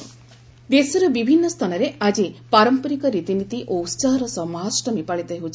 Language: Odia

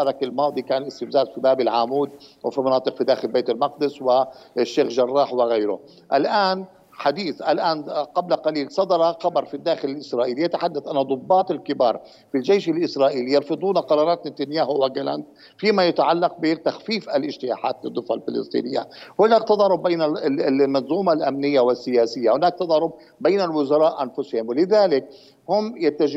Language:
Arabic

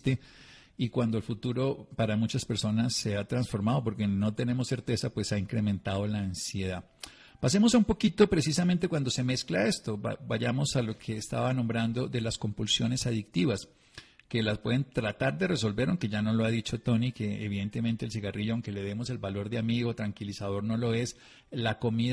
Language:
Spanish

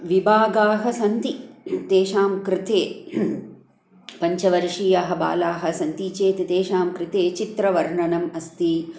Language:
Sanskrit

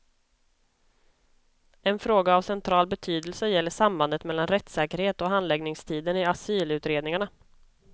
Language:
Swedish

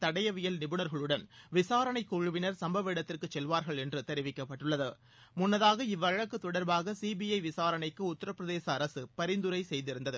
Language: Tamil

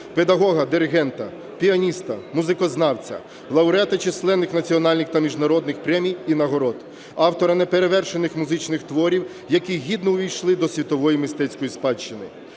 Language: Ukrainian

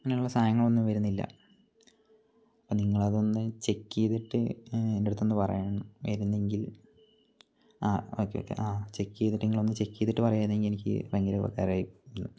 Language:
Malayalam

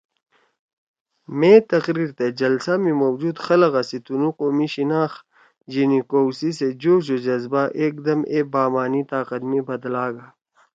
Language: Torwali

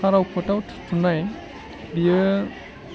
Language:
Bodo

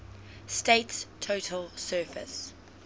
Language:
English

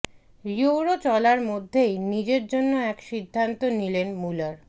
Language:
Bangla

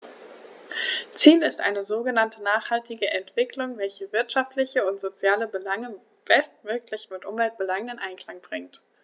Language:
German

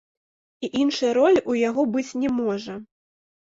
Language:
Belarusian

